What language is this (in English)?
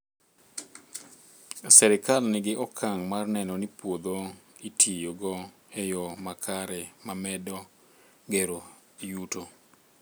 Luo (Kenya and Tanzania)